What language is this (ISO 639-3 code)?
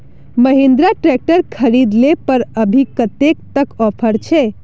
mag